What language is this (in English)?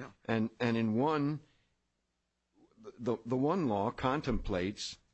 English